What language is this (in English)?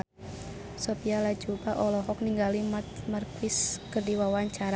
Sundanese